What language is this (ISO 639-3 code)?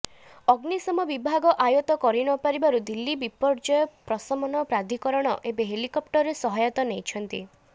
ori